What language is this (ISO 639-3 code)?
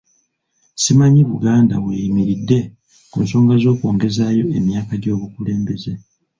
lug